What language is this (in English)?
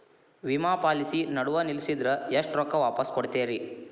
Kannada